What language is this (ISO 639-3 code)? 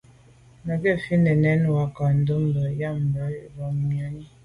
byv